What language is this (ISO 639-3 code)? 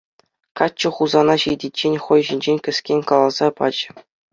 chv